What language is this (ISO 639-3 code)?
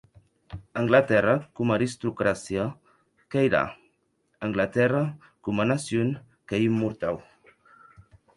oci